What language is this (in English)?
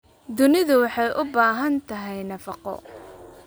Somali